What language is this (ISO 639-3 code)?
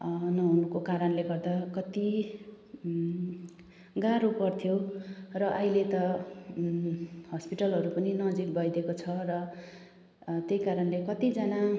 nep